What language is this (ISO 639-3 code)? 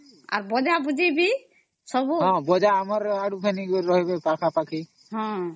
ori